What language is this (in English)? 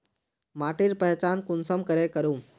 Magahi